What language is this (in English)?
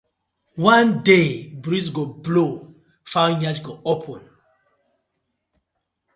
Nigerian Pidgin